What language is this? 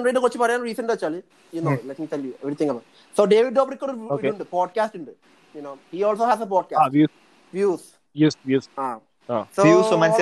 Malayalam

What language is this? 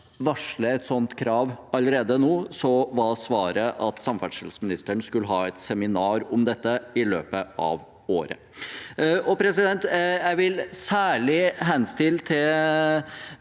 Norwegian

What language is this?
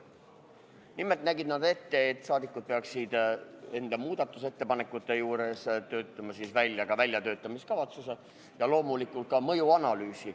Estonian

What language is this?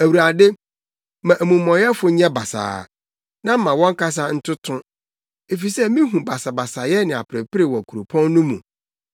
Akan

